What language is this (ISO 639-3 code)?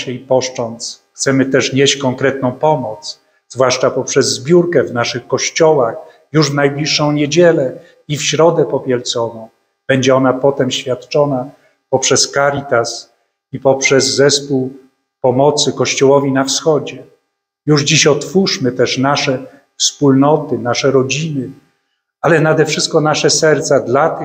pol